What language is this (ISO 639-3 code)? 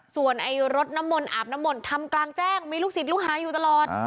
tha